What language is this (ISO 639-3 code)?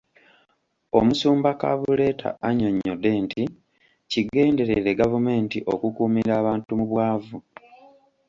lug